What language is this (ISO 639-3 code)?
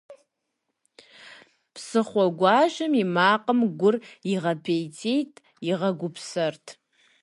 kbd